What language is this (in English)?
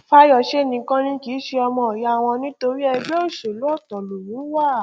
Yoruba